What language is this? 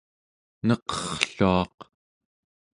Central Yupik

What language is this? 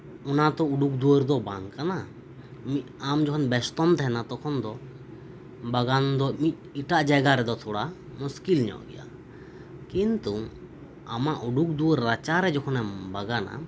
Santali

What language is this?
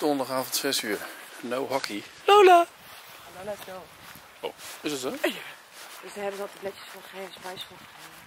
Dutch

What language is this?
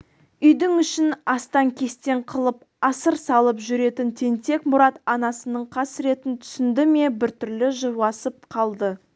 Kazakh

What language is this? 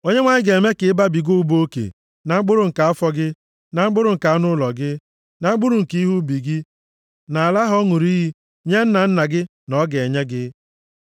Igbo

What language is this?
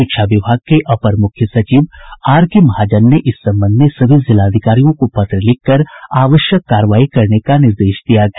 Hindi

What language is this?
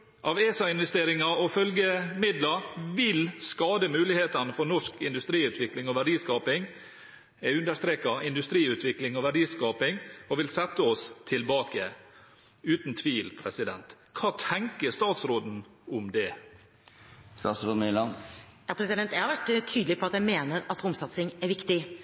Norwegian Bokmål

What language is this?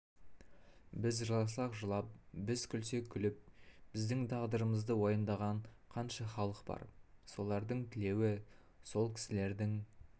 Kazakh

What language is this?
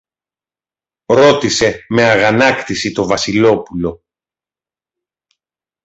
Greek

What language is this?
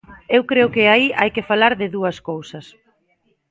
Galician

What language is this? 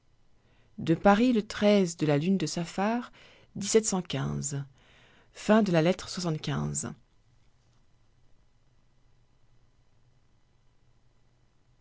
French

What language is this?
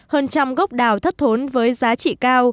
Vietnamese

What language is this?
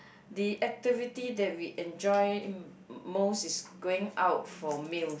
English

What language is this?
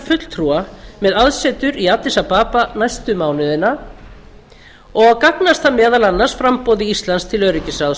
Icelandic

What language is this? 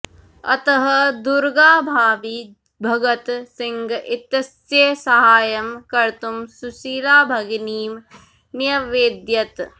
Sanskrit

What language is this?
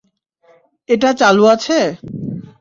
Bangla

